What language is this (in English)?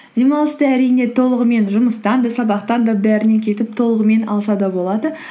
Kazakh